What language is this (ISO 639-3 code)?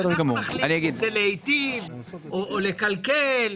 heb